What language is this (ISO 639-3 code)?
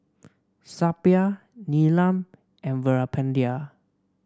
eng